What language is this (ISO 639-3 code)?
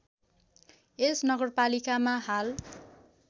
nep